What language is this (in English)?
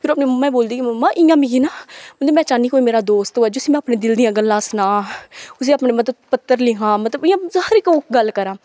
Dogri